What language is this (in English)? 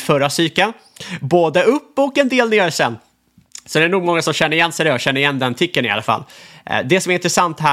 Swedish